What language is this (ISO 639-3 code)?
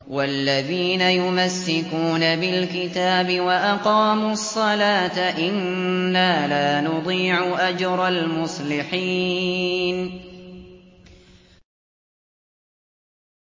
ara